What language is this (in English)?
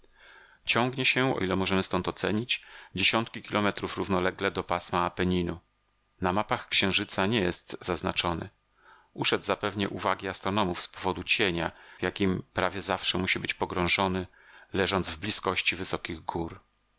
Polish